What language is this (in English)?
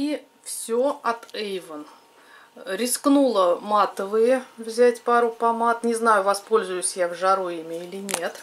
Russian